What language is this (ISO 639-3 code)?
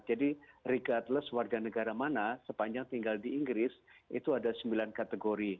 ind